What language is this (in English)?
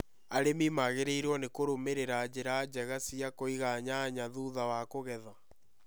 Kikuyu